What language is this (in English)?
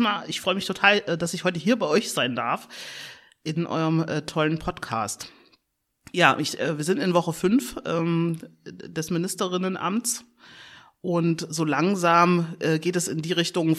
German